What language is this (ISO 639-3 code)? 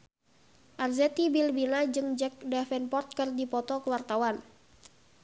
sun